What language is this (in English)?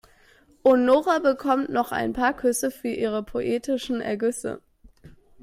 German